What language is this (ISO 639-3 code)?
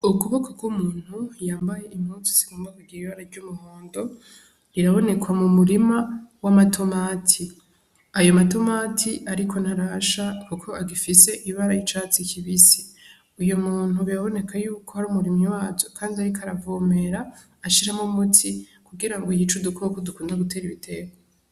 run